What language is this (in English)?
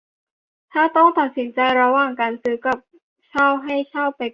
Thai